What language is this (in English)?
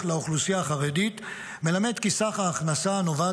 Hebrew